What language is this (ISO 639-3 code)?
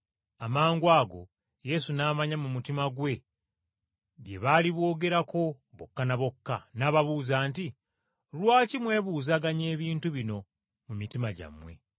lug